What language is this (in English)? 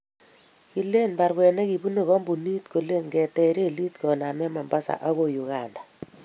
Kalenjin